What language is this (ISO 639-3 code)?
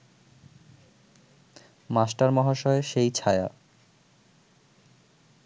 ben